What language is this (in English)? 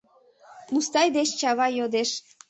Mari